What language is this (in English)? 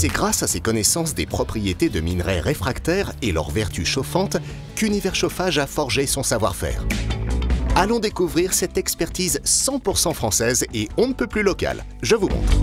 French